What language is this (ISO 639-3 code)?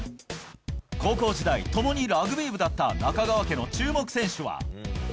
jpn